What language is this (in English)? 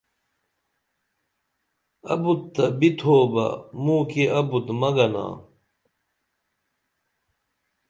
Dameli